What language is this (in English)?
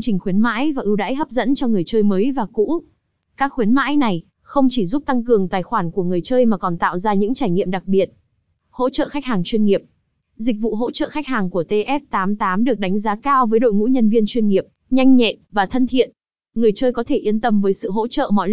Vietnamese